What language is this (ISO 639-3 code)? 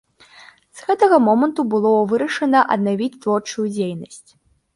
bel